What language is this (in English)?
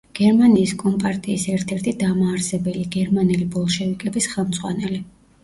Georgian